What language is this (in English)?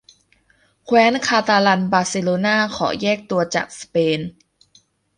Thai